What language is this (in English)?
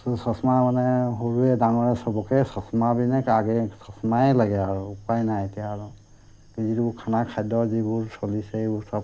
Assamese